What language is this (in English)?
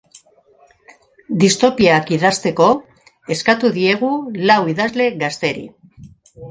Basque